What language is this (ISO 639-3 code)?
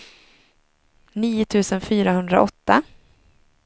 swe